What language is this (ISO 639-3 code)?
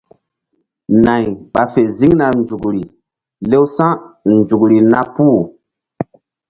mdd